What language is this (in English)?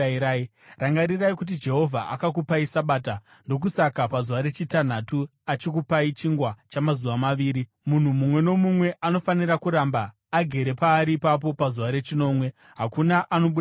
Shona